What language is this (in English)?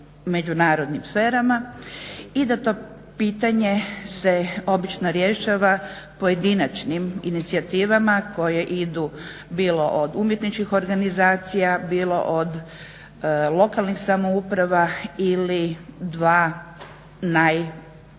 Croatian